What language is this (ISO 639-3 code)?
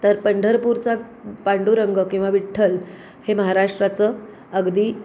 mar